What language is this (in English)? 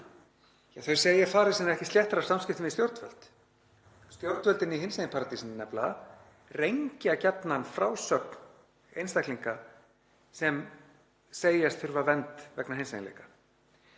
Icelandic